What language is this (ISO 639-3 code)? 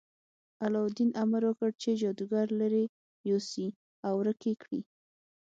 pus